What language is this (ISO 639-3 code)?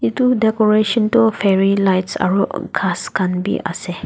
nag